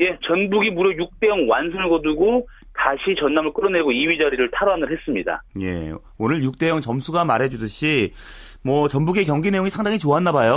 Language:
Korean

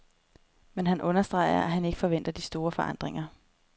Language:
Danish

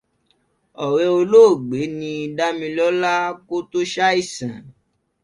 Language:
Yoruba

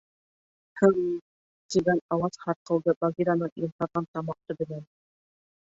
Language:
Bashkir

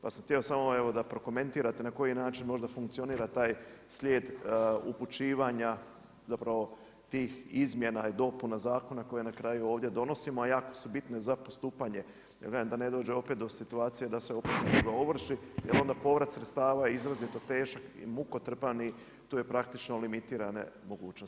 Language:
Croatian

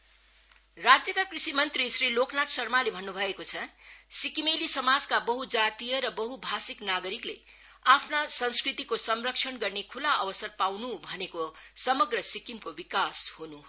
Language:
Nepali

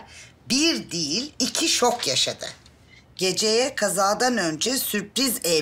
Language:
Turkish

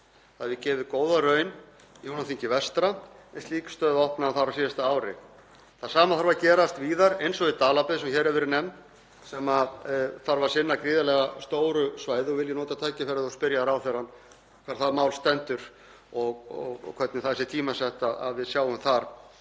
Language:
Icelandic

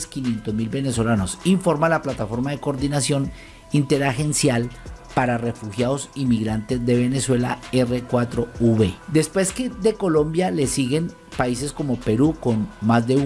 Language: Spanish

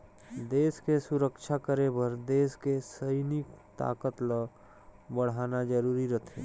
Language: Chhattisgarhi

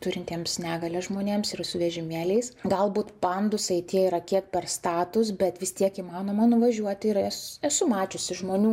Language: Lithuanian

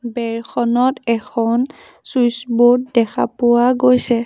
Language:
Assamese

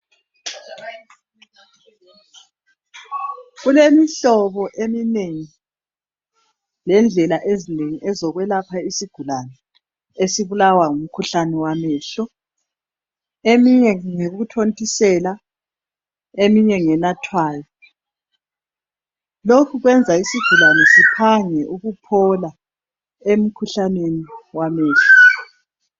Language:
North Ndebele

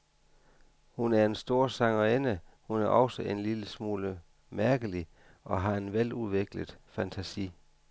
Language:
Danish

